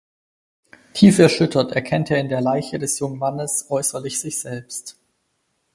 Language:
German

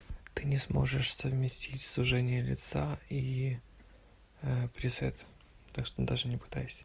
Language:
Russian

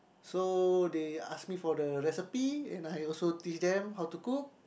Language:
English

